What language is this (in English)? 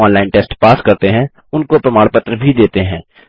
Hindi